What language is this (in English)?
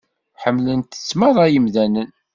Kabyle